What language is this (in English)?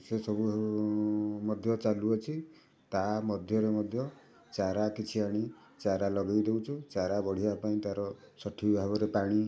Odia